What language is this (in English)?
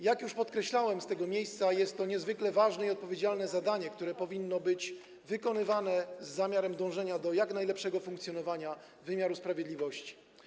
Polish